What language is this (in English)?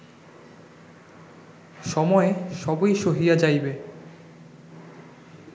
Bangla